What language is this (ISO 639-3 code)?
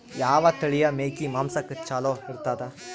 kan